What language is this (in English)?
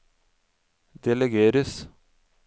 Norwegian